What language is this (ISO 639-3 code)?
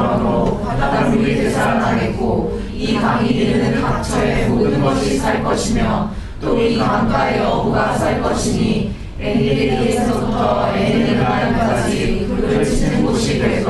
kor